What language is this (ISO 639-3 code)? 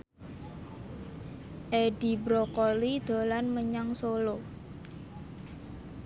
jav